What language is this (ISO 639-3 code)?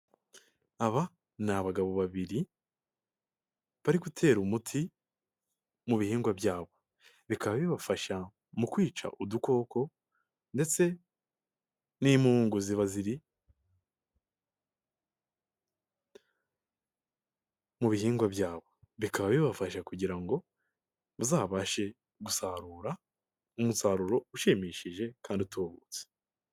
kin